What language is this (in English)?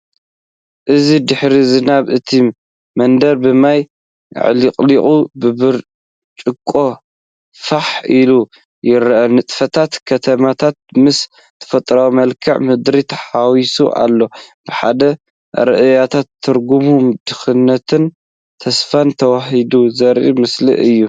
Tigrinya